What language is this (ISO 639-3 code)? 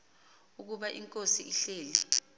xho